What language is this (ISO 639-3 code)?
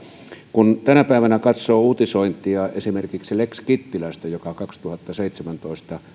fin